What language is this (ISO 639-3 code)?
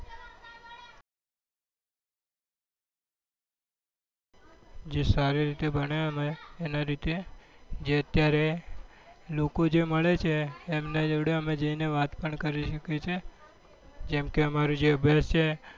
guj